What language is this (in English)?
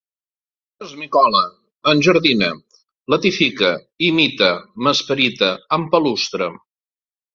Catalan